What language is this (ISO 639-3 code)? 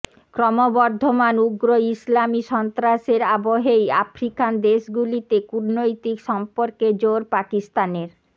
ben